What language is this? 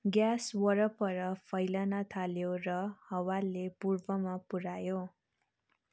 Nepali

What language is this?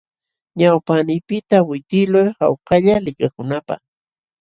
Jauja Wanca Quechua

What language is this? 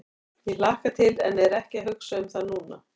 Icelandic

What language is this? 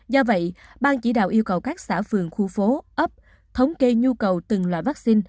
Vietnamese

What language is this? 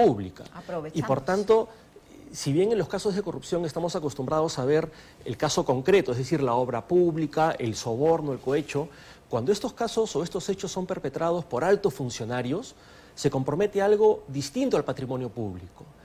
Spanish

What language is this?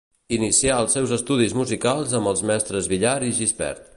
Catalan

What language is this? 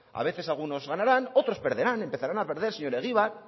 Spanish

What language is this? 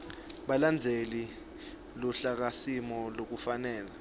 Swati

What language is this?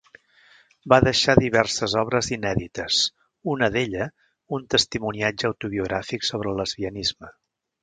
Catalan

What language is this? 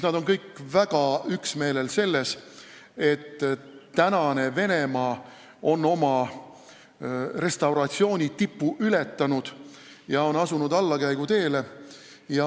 Estonian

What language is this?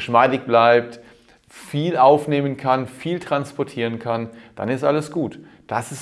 German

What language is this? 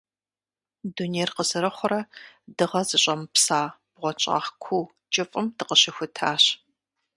Kabardian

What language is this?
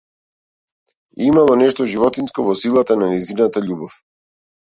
Macedonian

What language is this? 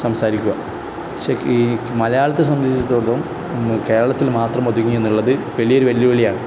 Malayalam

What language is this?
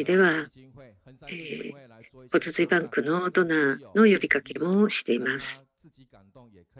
Japanese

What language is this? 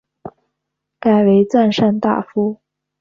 Chinese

